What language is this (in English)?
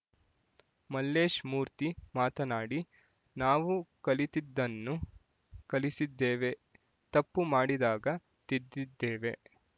Kannada